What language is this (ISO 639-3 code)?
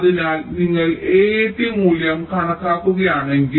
mal